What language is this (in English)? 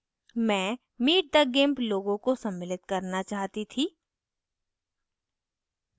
Hindi